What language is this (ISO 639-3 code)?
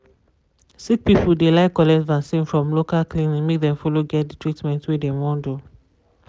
pcm